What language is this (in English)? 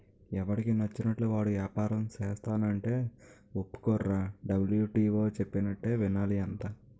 Telugu